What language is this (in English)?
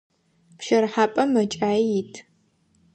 Adyghe